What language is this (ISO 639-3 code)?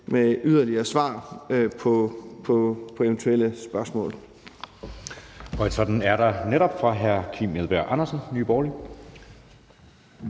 dan